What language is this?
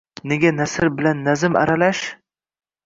Uzbek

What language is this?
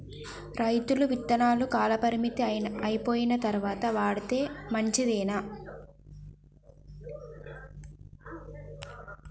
Telugu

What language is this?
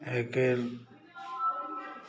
Maithili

